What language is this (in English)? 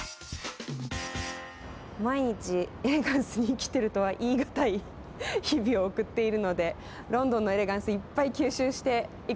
Japanese